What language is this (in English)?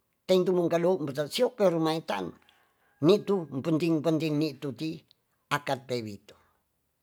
Tonsea